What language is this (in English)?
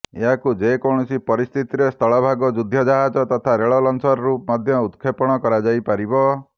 Odia